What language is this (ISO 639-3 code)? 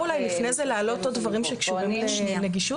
heb